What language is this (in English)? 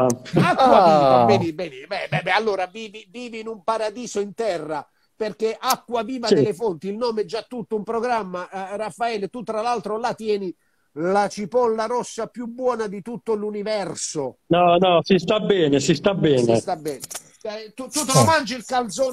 Italian